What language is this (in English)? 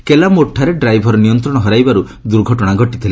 Odia